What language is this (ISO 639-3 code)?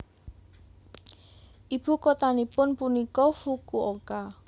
jav